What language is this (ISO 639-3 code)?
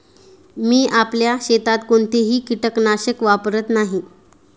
mar